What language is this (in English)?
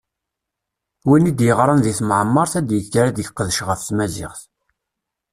Kabyle